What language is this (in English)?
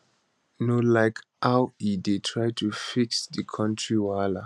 Nigerian Pidgin